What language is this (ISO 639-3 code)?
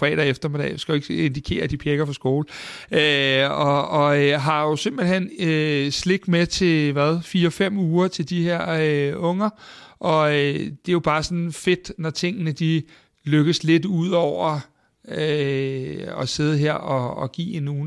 dan